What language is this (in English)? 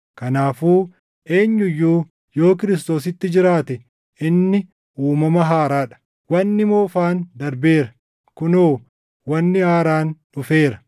Oromo